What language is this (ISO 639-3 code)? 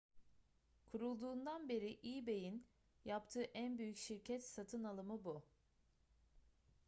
tur